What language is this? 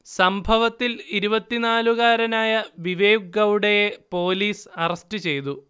Malayalam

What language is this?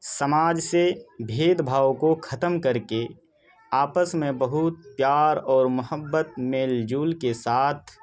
Urdu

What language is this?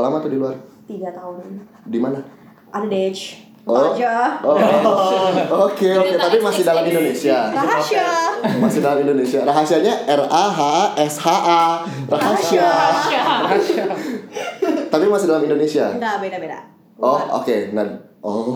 Indonesian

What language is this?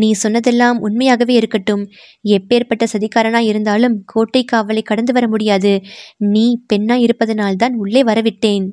Tamil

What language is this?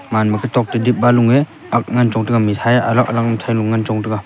Wancho Naga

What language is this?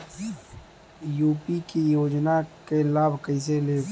Bhojpuri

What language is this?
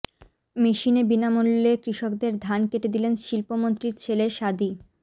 Bangla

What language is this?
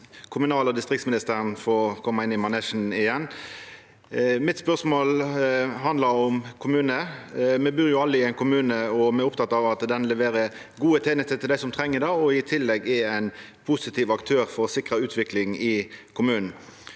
Norwegian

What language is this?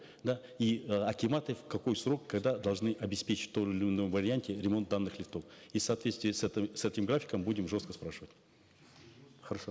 Kazakh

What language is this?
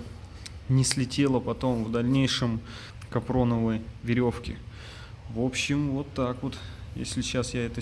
Russian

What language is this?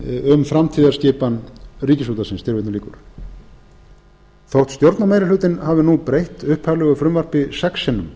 Icelandic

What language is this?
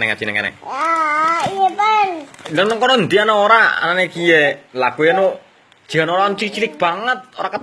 Indonesian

